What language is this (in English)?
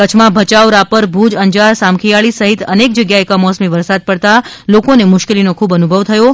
Gujarati